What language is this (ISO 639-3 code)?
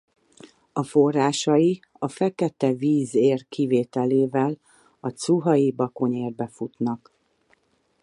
hun